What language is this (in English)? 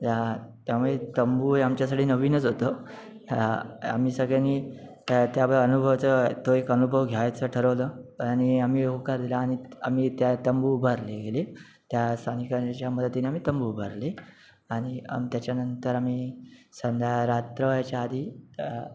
Marathi